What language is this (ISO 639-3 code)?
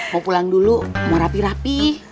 ind